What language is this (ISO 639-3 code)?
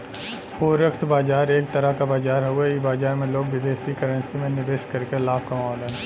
bho